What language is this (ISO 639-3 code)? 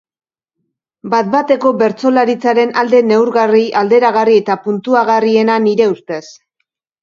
eus